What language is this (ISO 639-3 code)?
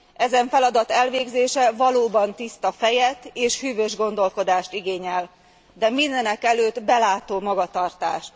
hun